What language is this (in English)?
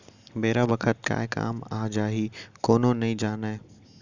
Chhattisgarhi